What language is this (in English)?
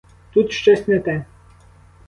Ukrainian